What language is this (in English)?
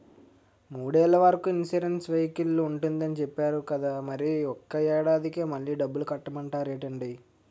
Telugu